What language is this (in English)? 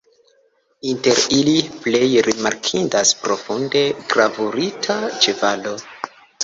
Esperanto